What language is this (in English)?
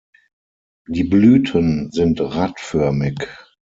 German